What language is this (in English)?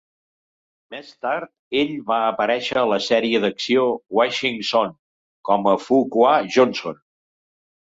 Catalan